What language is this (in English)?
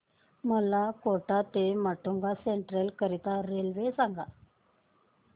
Marathi